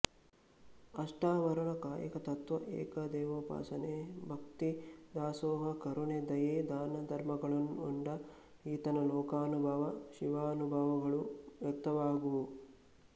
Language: Kannada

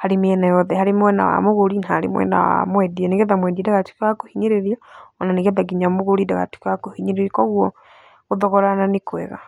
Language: Kikuyu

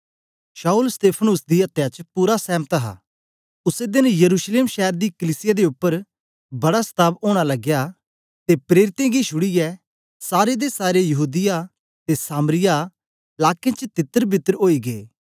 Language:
Dogri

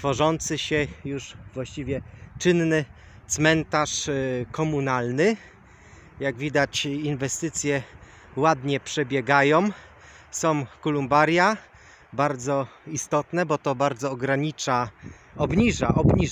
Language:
Polish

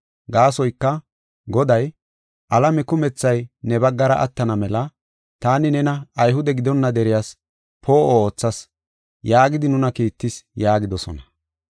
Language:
Gofa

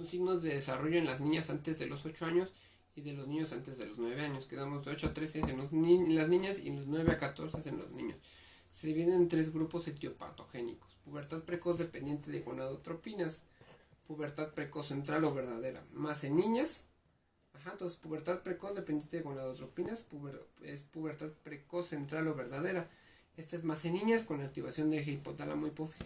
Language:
Spanish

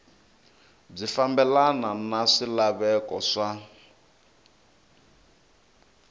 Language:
Tsonga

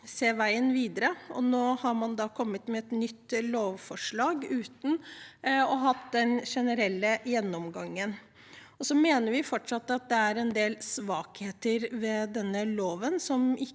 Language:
Norwegian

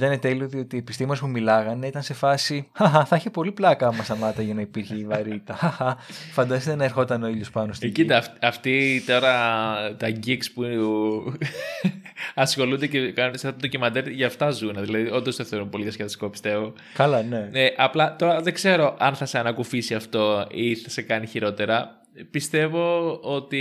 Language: Greek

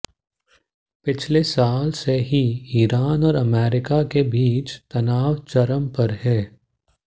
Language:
Hindi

